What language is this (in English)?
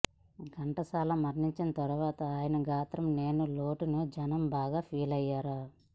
Telugu